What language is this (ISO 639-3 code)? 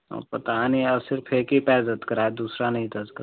hin